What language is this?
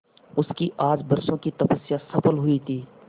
Hindi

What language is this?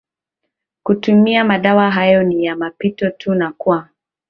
Swahili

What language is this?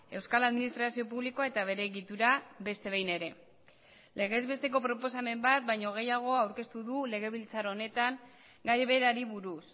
Basque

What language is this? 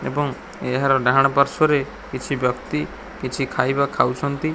Odia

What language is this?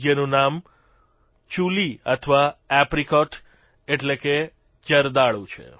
Gujarati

